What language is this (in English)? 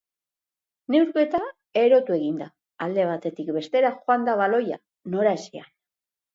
Basque